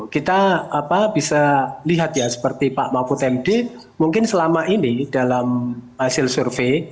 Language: Indonesian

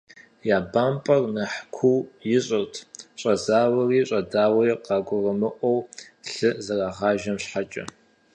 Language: Kabardian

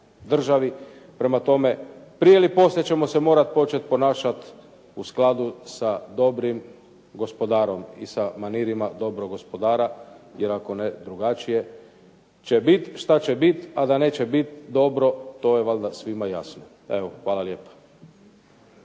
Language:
Croatian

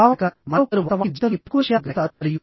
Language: Telugu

